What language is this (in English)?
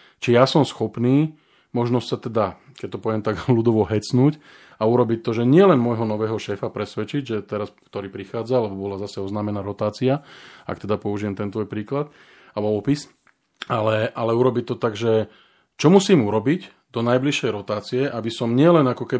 Slovak